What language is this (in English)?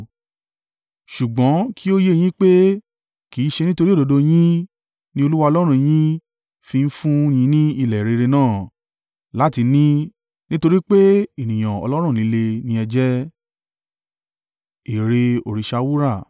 Yoruba